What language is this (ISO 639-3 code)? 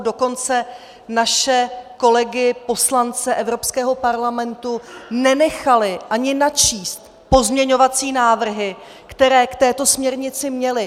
ces